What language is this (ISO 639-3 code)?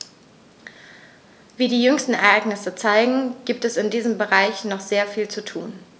deu